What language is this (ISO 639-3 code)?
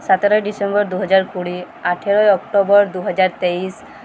sat